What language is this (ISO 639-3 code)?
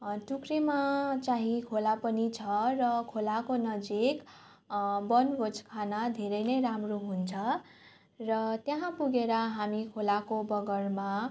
nep